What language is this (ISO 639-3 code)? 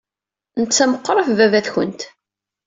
kab